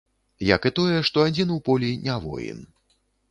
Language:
Belarusian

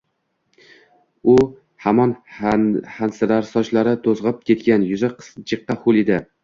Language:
Uzbek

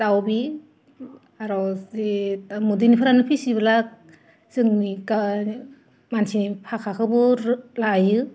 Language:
Bodo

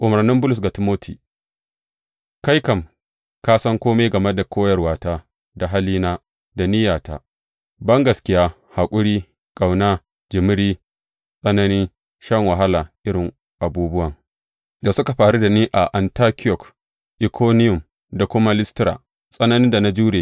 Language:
Hausa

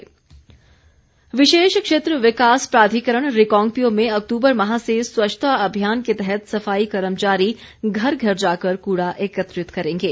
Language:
Hindi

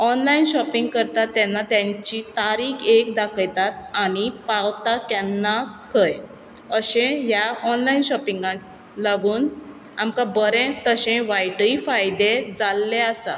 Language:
Konkani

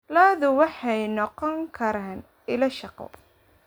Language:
Somali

